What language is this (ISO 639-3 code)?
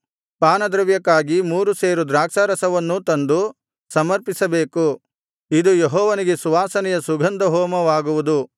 kan